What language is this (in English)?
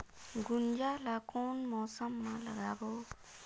Chhattisgarhi